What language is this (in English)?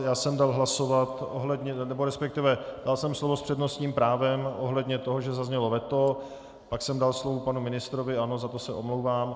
Czech